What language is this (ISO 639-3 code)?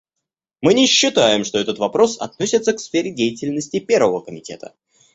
rus